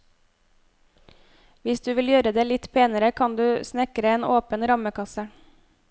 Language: Norwegian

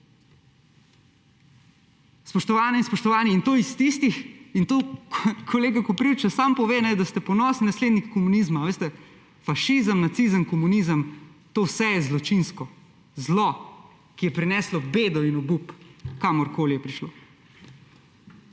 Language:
Slovenian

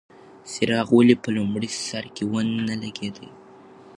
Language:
Pashto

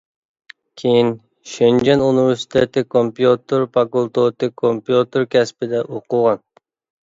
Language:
Uyghur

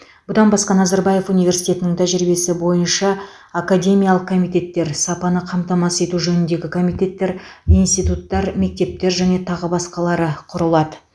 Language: Kazakh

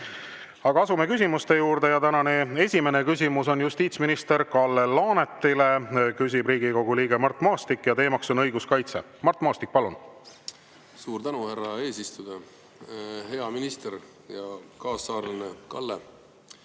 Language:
Estonian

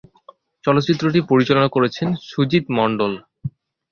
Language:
Bangla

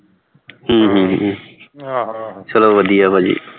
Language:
Punjabi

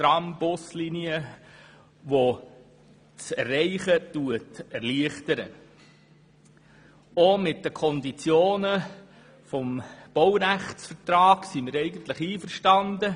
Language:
Swiss German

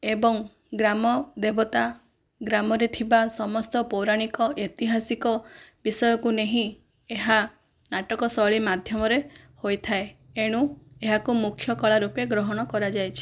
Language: Odia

